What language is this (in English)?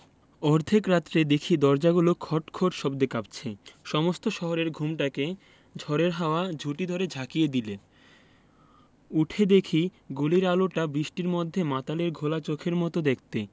Bangla